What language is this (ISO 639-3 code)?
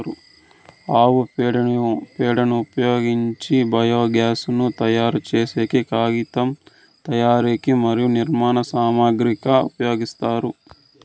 tel